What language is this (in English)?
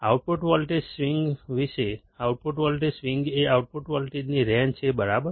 Gujarati